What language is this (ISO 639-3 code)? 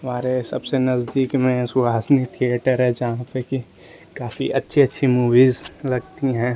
hin